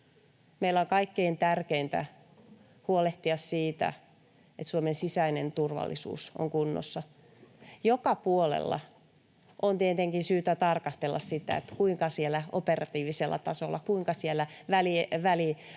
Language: Finnish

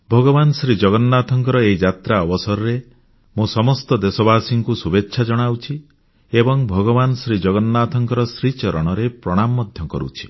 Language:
Odia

